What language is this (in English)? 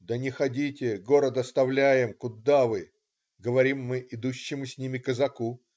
Russian